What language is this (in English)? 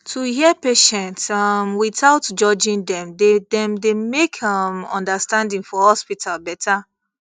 Nigerian Pidgin